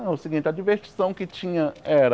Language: Portuguese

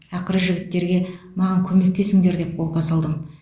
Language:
Kazakh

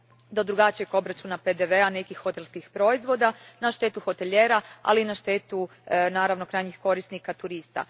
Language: Croatian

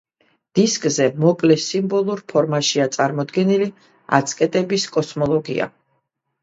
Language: Georgian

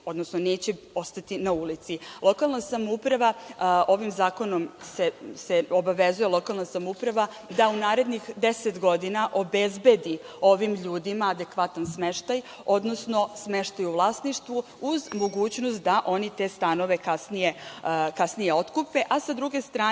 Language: Serbian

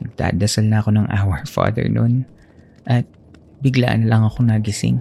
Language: Filipino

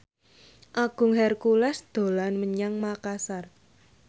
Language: Javanese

